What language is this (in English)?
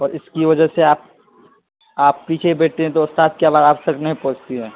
Urdu